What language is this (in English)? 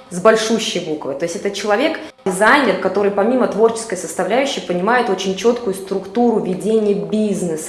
Russian